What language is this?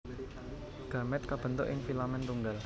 Javanese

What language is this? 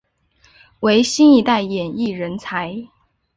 Chinese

